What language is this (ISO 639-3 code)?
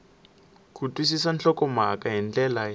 tso